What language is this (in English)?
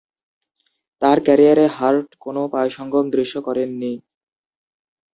Bangla